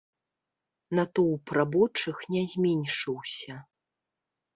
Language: Belarusian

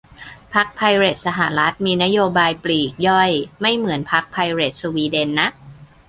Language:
Thai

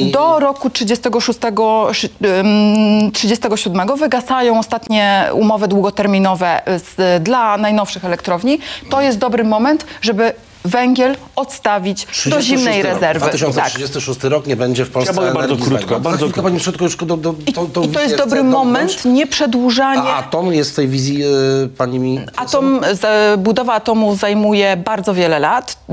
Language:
Polish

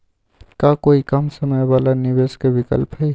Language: Magahi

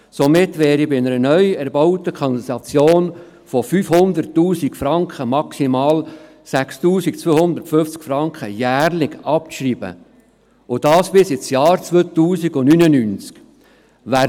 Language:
Swiss German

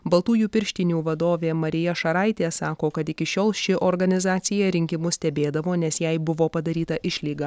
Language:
Lithuanian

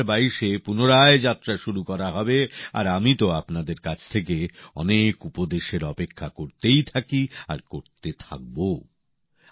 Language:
Bangla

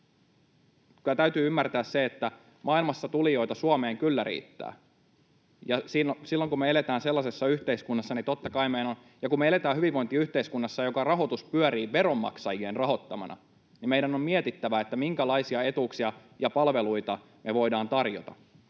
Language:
Finnish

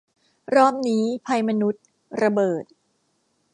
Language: Thai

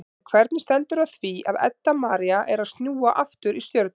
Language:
Icelandic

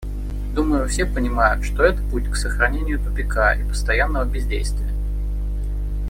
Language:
Russian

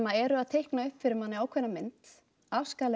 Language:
Icelandic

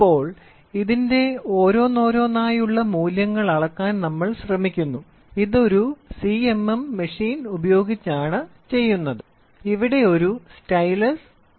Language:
Malayalam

